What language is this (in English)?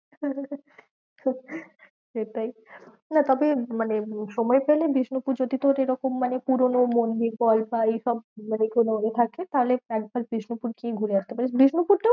Bangla